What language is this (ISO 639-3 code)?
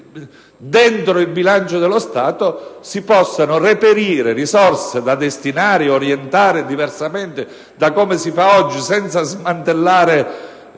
ita